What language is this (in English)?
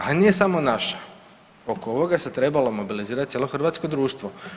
Croatian